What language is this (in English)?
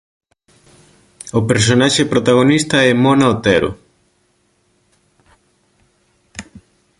Galician